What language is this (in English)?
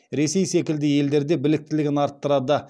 Kazakh